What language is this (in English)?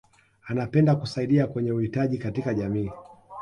Swahili